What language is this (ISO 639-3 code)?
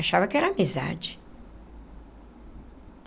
por